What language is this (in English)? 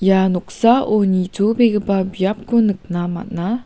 Garo